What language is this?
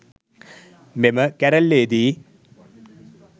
Sinhala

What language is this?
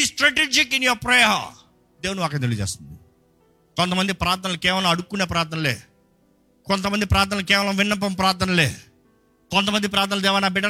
Telugu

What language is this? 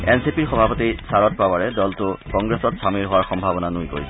Assamese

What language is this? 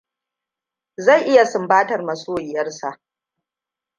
Hausa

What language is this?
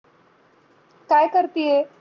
Marathi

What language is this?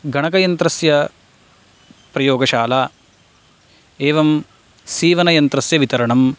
Sanskrit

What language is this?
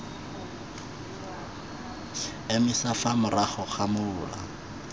Tswana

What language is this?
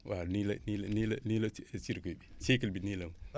Wolof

